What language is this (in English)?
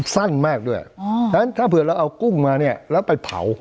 Thai